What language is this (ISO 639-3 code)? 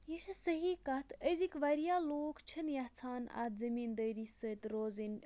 kas